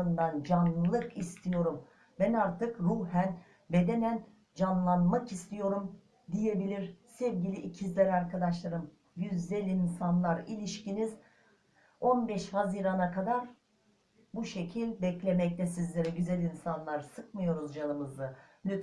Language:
Turkish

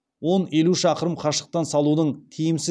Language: Kazakh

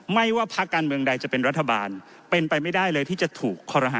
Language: Thai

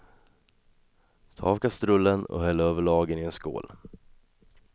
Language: Swedish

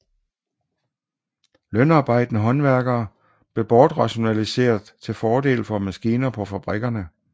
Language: Danish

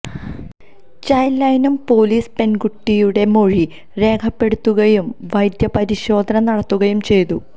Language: Malayalam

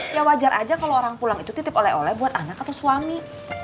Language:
Indonesian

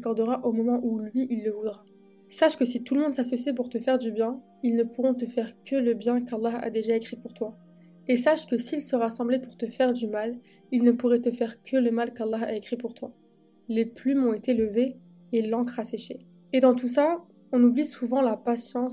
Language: French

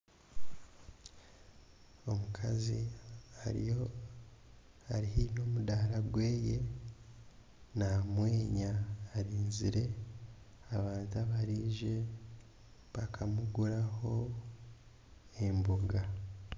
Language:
Nyankole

